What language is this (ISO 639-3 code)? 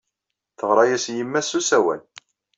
kab